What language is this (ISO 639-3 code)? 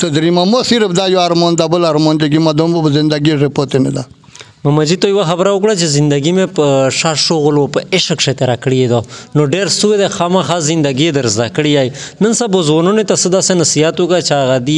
ron